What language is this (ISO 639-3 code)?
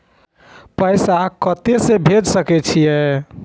mai